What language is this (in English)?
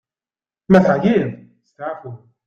Kabyle